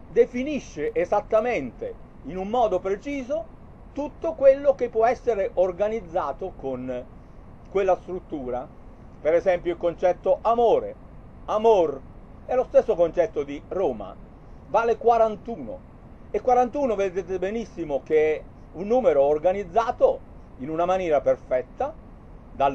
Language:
Italian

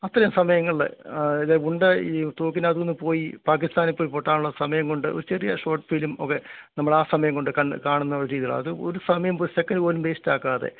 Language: Malayalam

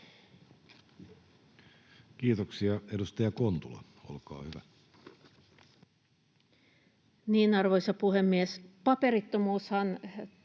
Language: Finnish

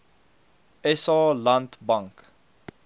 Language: Afrikaans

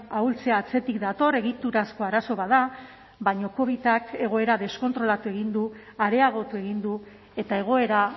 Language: Basque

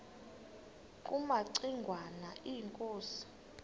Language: Xhosa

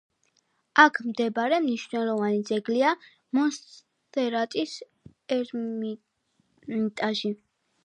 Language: Georgian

